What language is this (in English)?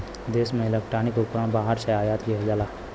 Bhojpuri